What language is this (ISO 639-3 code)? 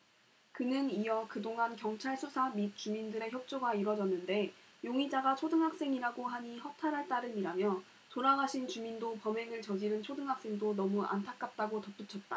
kor